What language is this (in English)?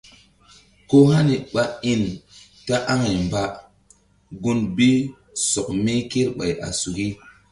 Mbum